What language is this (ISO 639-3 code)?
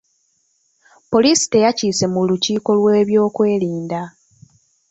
lug